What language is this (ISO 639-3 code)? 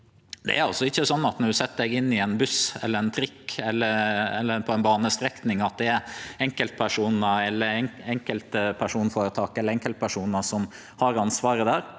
nor